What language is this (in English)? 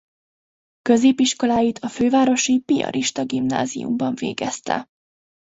Hungarian